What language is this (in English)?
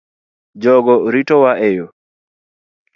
Luo (Kenya and Tanzania)